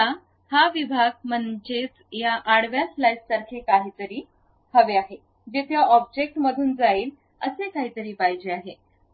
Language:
Marathi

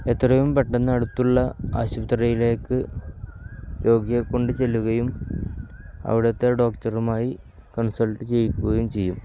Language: Malayalam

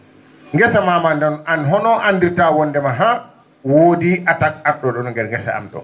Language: Fula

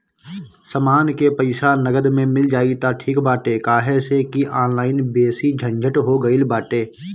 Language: Bhojpuri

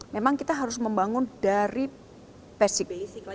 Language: Indonesian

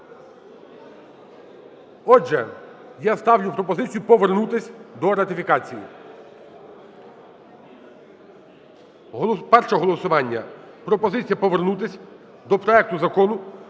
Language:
Ukrainian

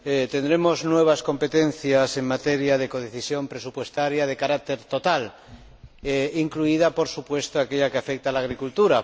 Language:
Spanish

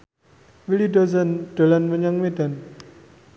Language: Javanese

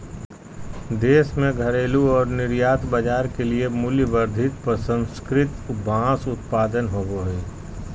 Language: Magahi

